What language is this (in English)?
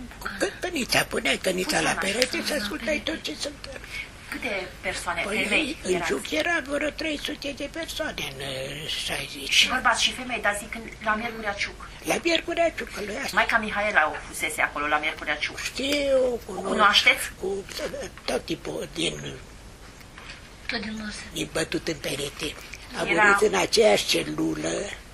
Romanian